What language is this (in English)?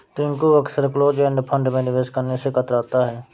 Hindi